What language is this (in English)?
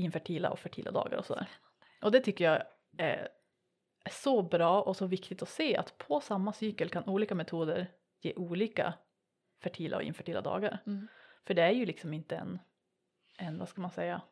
Swedish